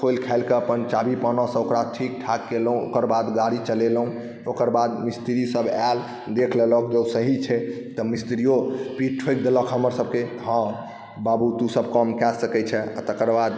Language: Maithili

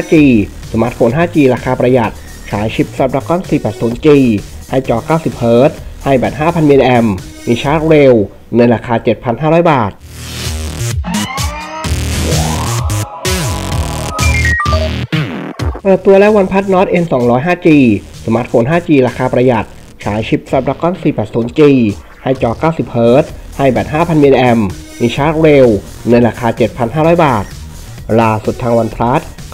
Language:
Thai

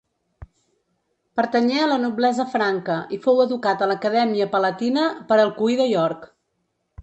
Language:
Catalan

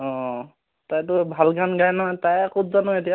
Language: Assamese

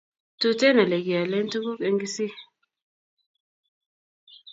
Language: Kalenjin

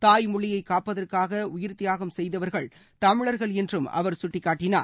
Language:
Tamil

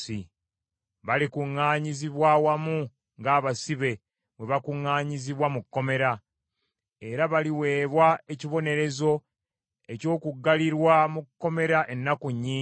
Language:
Ganda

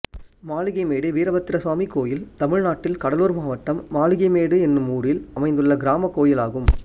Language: Tamil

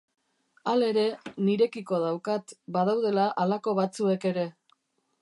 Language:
Basque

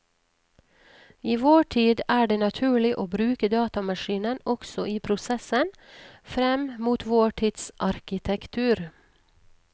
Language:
Norwegian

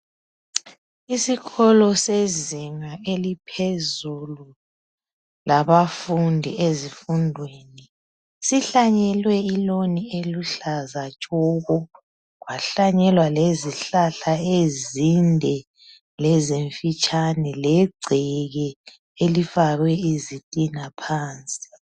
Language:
North Ndebele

